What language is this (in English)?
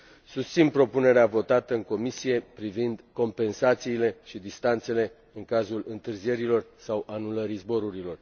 Romanian